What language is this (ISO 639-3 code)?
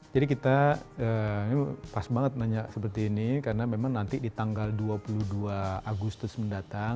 ind